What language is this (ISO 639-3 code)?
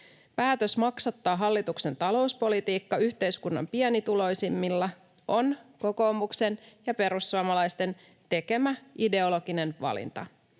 fin